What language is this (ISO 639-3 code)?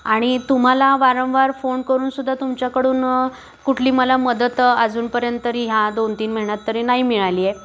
mar